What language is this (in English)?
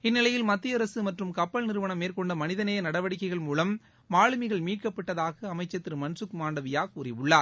Tamil